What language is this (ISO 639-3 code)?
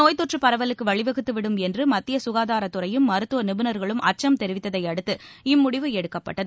tam